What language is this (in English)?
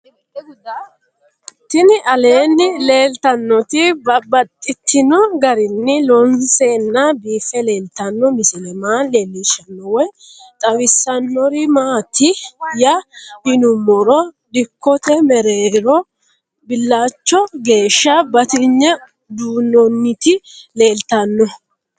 Sidamo